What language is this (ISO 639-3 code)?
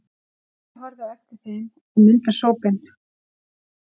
isl